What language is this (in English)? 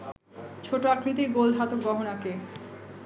Bangla